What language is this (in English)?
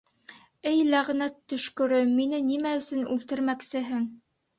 Bashkir